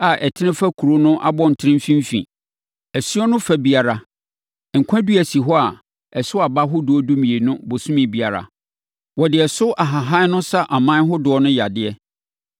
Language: Akan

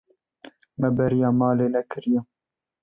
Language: Kurdish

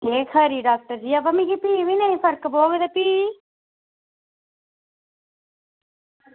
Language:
Dogri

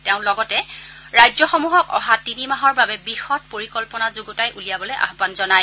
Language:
Assamese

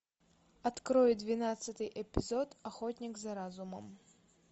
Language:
Russian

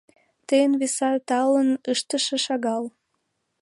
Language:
Mari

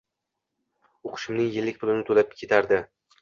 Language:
Uzbek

